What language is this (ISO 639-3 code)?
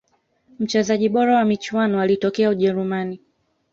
swa